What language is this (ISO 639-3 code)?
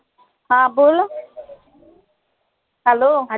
mar